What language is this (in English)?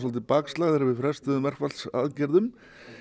Icelandic